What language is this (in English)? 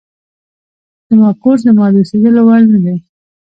Pashto